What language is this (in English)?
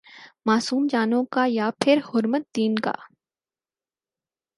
Urdu